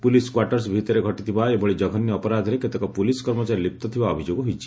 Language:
Odia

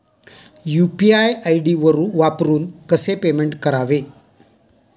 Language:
Marathi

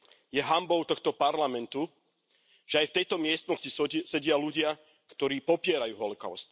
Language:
Slovak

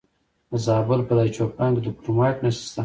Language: Pashto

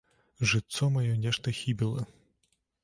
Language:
Belarusian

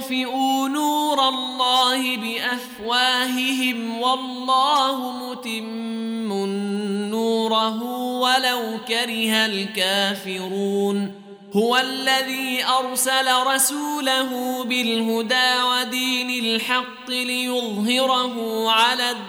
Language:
Arabic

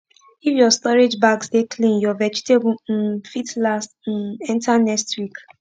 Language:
Nigerian Pidgin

